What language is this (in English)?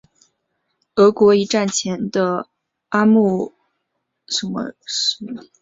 Chinese